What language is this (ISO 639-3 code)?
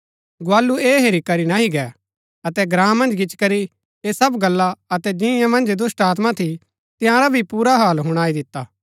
gbk